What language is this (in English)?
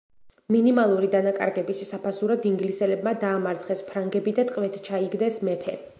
Georgian